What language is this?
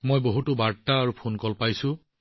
Assamese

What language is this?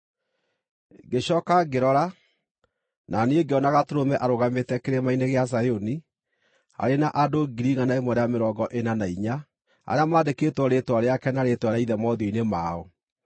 Kikuyu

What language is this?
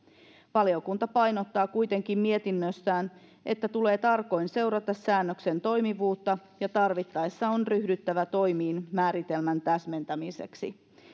Finnish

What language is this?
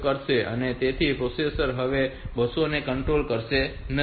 Gujarati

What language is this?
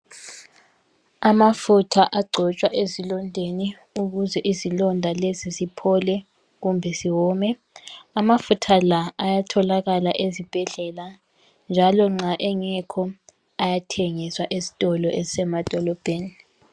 North Ndebele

